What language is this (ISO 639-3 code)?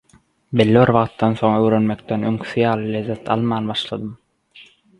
tuk